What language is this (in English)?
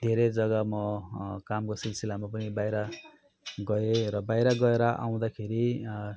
Nepali